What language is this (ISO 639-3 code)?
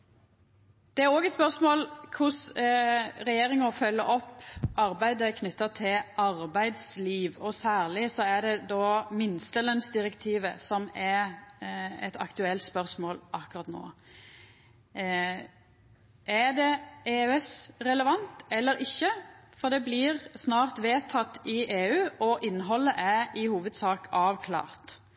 nno